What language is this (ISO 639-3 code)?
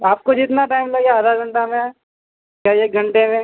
urd